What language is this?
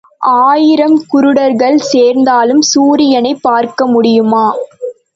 Tamil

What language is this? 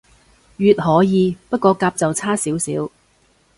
Cantonese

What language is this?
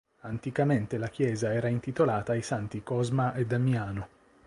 Italian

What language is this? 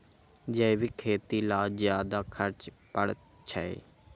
Magahi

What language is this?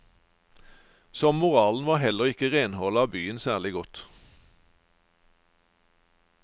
Norwegian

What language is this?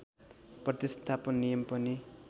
Nepali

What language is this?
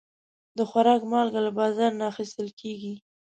Pashto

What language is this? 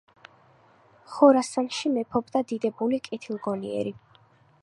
Georgian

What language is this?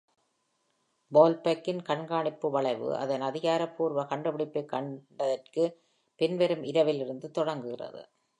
Tamil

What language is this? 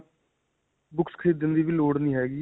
Punjabi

